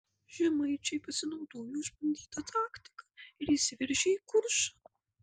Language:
Lithuanian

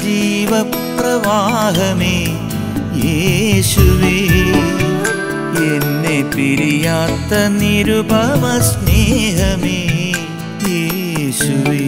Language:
Malayalam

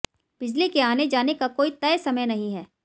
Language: Hindi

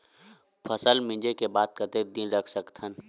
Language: Chhattisgarhi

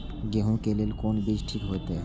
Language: Maithili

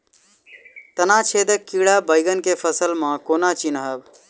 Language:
Maithili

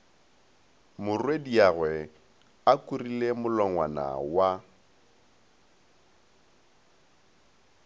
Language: Northern Sotho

